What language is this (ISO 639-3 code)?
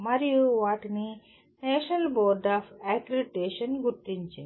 tel